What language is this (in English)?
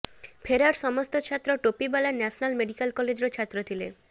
Odia